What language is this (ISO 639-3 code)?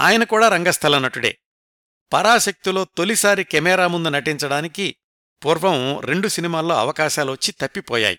tel